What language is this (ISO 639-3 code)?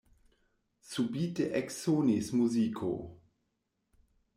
epo